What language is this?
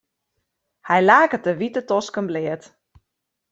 Western Frisian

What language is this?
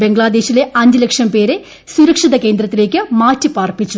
Malayalam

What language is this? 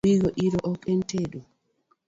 Luo (Kenya and Tanzania)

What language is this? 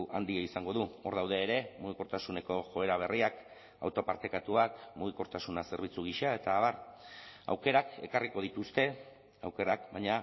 Basque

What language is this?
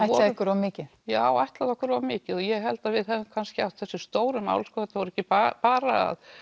Icelandic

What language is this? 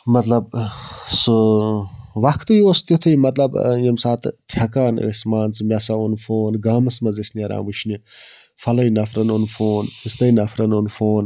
Kashmiri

